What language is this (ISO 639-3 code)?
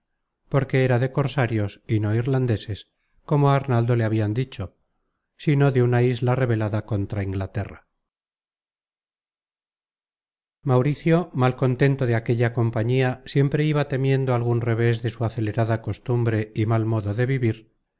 spa